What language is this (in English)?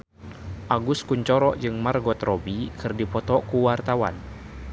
Sundanese